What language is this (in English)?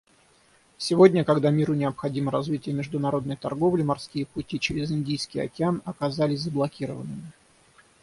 Russian